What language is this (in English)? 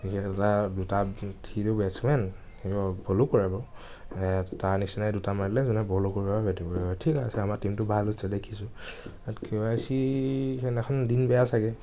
Assamese